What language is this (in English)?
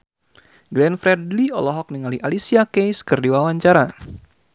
Sundanese